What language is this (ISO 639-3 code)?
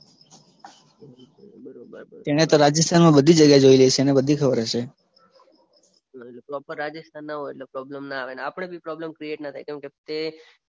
guj